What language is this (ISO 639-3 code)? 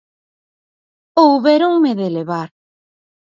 glg